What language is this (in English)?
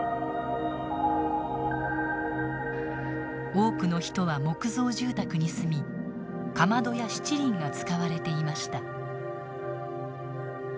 Japanese